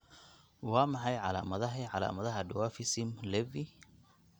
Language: Somali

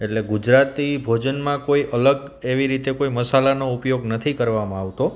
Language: Gujarati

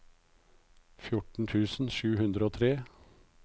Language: Norwegian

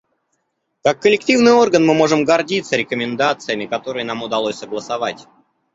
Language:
Russian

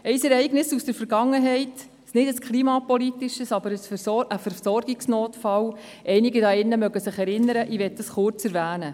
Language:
Swiss German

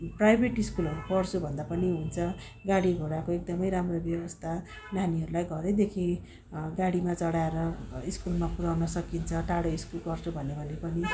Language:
Nepali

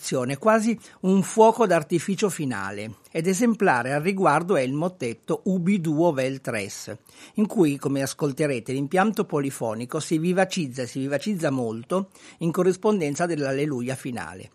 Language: Italian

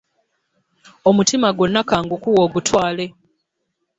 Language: Ganda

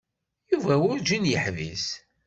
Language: Kabyle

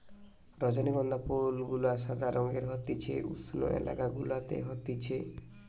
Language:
Bangla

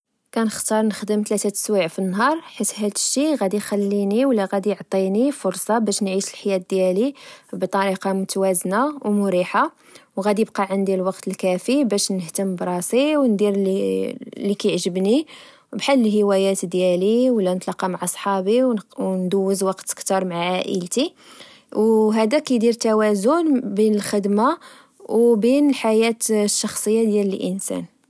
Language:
Moroccan Arabic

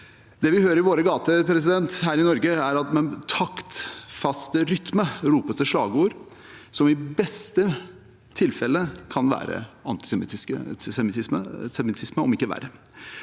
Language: Norwegian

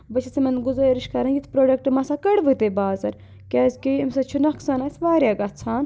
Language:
Kashmiri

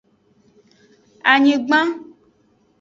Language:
Aja (Benin)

